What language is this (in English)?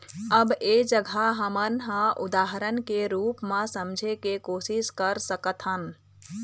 Chhattisgarhi